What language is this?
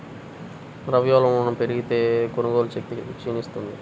Telugu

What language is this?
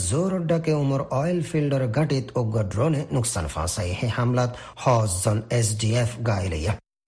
Bangla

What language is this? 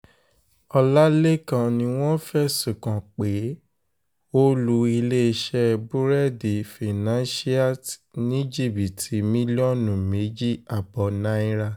Yoruba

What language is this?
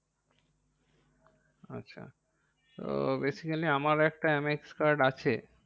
Bangla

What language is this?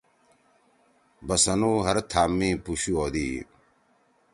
Torwali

